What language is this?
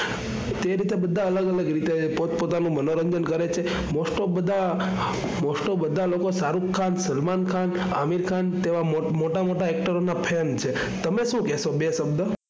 Gujarati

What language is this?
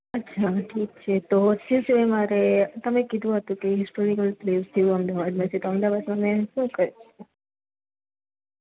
Gujarati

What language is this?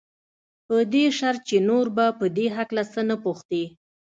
Pashto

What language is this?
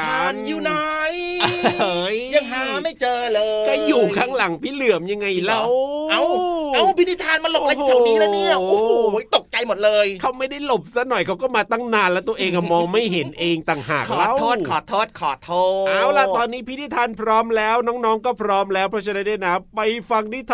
Thai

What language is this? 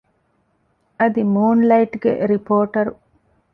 Divehi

